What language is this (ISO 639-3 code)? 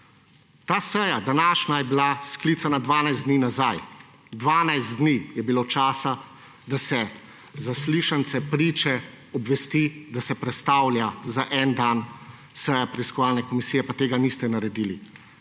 slv